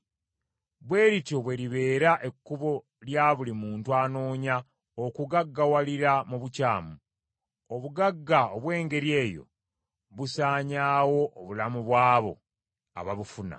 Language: Ganda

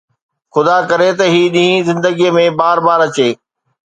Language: Sindhi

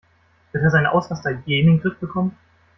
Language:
German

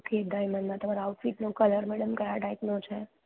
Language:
Gujarati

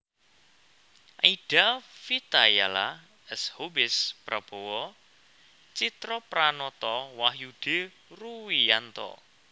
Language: Javanese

